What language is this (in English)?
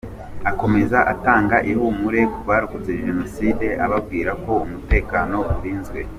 Kinyarwanda